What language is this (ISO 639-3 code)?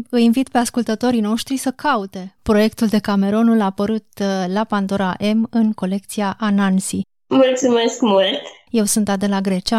ron